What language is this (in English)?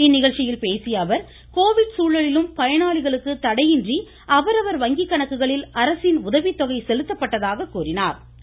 Tamil